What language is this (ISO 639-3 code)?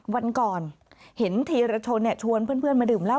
tha